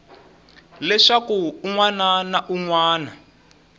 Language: Tsonga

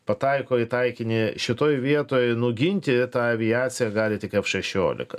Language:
Lithuanian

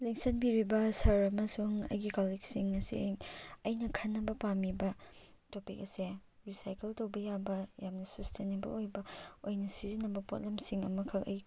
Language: Manipuri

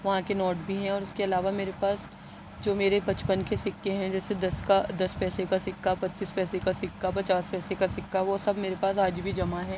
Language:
Urdu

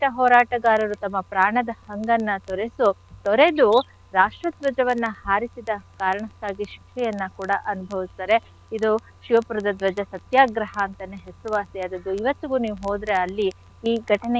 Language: Kannada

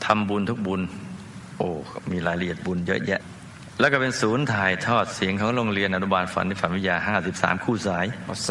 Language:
Thai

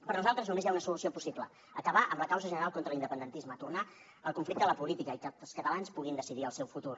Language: Catalan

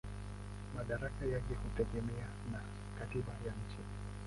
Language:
Swahili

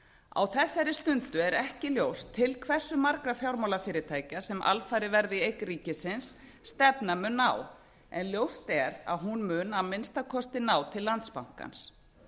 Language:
Icelandic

